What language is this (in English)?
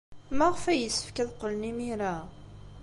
Kabyle